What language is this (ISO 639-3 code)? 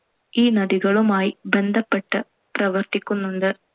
mal